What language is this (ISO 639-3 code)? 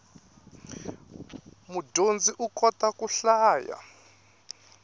tso